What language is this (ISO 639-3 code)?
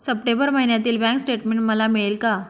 mar